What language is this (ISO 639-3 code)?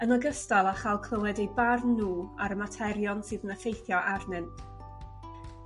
cym